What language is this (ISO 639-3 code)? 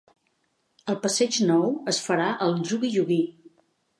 cat